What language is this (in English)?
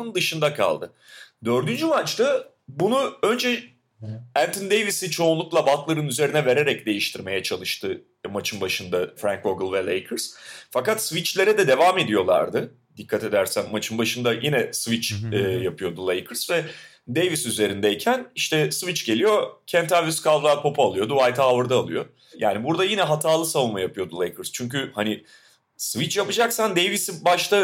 Turkish